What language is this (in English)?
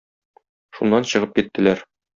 Tatar